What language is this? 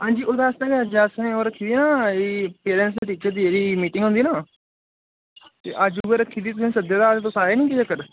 Dogri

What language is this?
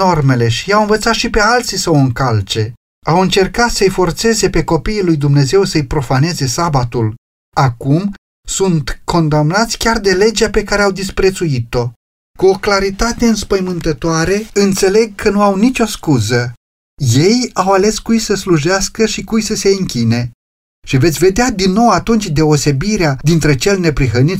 Romanian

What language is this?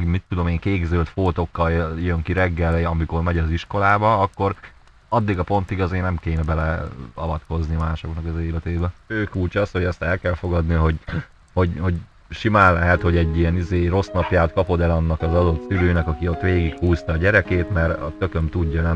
Hungarian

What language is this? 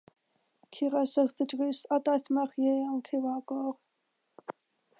Welsh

